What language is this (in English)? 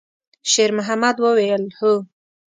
Pashto